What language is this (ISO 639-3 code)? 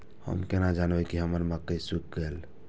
mai